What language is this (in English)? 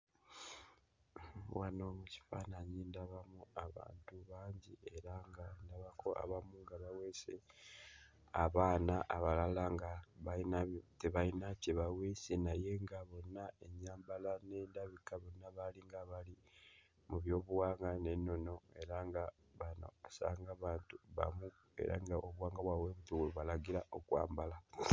Ganda